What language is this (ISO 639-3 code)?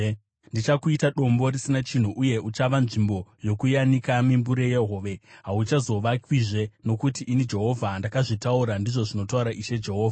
sna